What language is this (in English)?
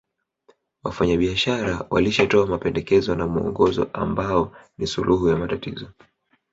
Swahili